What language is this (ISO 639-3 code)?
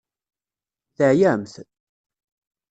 kab